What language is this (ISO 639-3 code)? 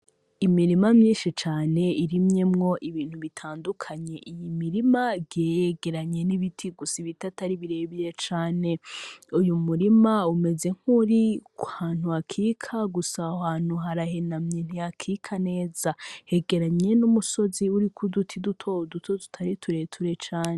run